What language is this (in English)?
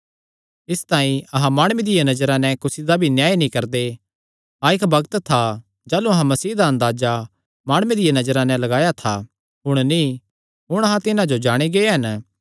Kangri